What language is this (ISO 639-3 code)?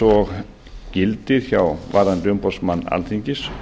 isl